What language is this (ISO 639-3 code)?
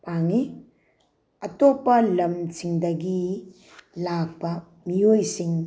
mni